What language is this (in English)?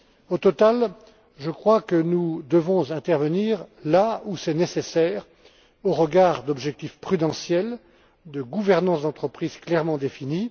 French